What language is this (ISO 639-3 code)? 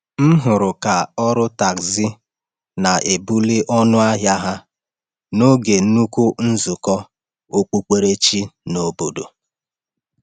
ibo